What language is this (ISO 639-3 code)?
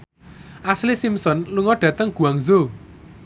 jav